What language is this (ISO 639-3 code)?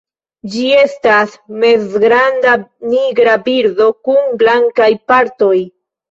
epo